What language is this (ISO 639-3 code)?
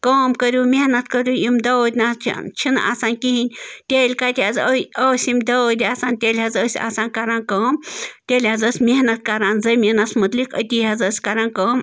kas